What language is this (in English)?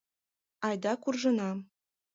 Mari